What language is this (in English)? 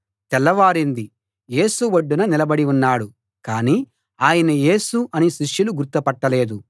Telugu